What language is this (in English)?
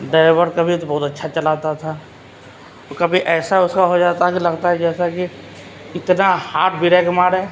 Urdu